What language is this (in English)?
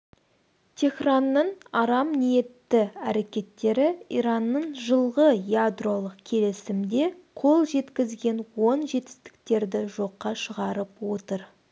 Kazakh